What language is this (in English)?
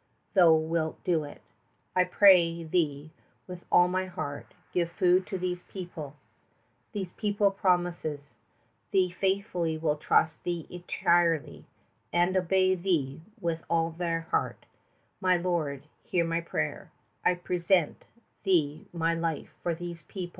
English